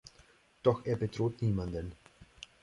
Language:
German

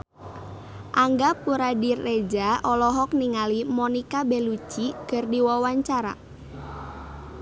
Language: Sundanese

